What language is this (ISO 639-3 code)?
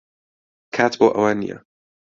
ckb